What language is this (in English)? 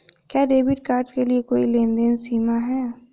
Hindi